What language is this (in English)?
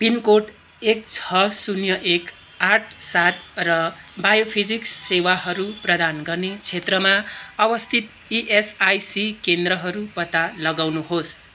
Nepali